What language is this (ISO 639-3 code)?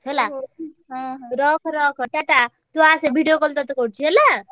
ori